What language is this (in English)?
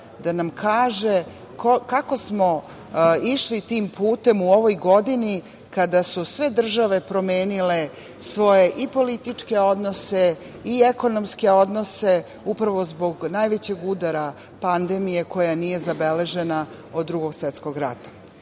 Serbian